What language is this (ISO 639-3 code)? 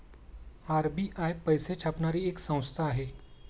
mar